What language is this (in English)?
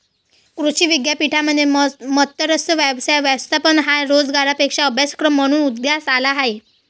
Marathi